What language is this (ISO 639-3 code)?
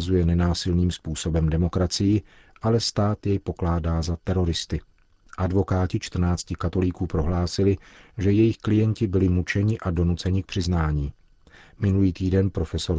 ces